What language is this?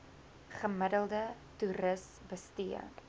Afrikaans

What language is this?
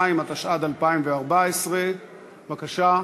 Hebrew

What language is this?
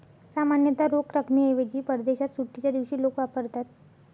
Marathi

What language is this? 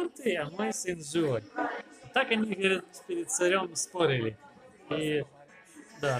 Ukrainian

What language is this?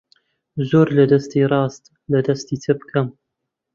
Central Kurdish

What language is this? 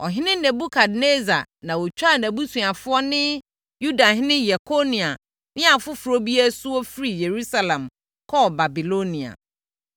Akan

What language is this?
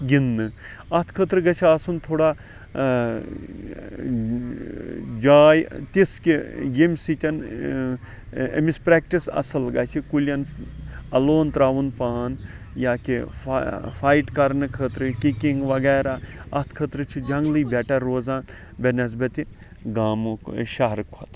Kashmiri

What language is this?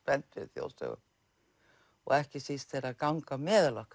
Icelandic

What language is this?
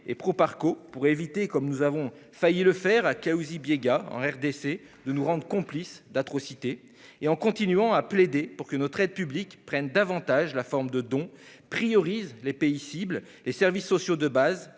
French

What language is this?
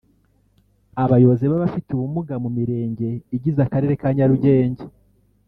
Kinyarwanda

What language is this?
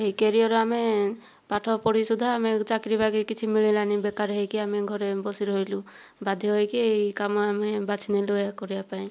Odia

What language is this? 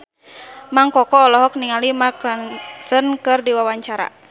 Sundanese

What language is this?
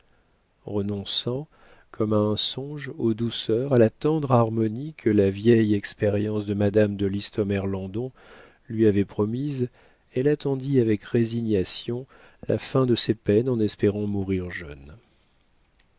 French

